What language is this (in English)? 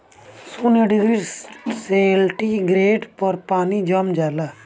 Bhojpuri